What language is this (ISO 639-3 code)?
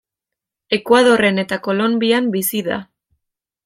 eus